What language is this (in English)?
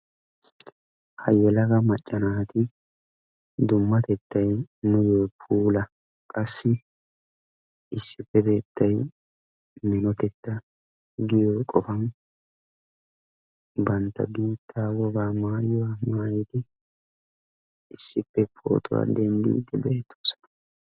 Wolaytta